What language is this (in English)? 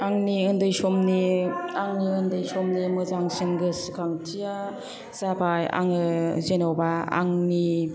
Bodo